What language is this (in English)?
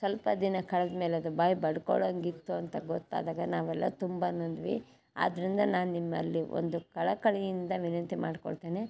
Kannada